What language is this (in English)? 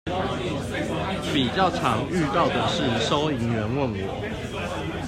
Chinese